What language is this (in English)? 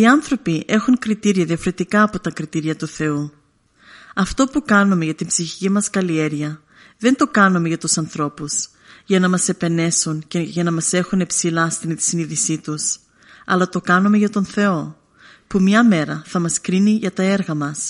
Greek